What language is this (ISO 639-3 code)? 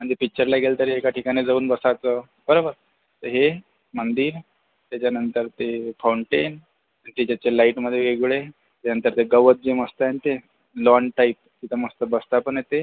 mar